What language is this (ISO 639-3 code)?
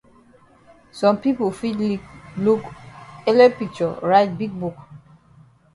wes